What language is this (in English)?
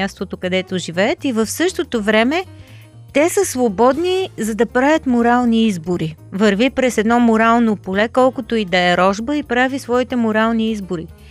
Bulgarian